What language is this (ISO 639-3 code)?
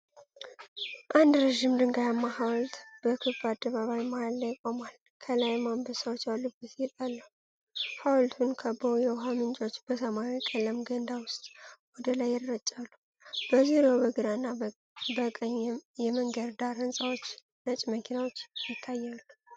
amh